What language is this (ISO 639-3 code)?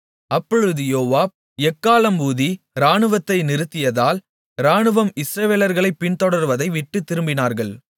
tam